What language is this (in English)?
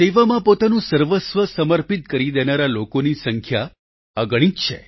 Gujarati